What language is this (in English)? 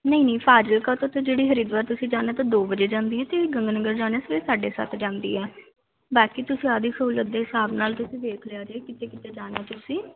Punjabi